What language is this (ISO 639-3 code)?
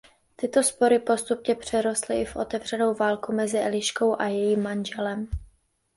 ces